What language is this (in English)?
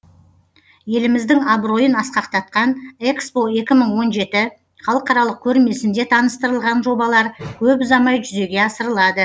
Kazakh